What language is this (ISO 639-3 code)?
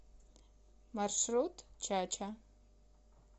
rus